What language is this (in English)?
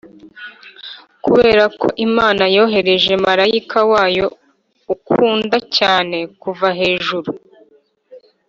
Kinyarwanda